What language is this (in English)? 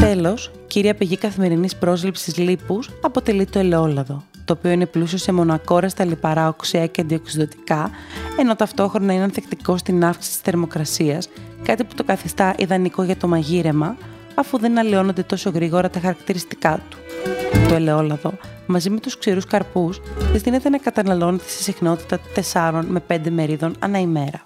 Greek